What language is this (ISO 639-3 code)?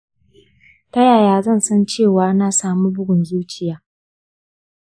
hau